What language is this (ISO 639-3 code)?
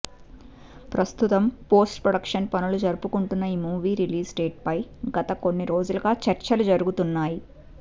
tel